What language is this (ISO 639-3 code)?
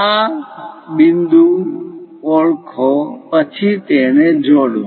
guj